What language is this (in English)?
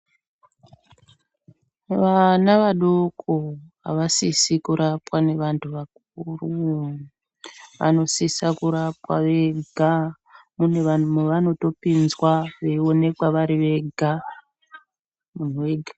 Ndau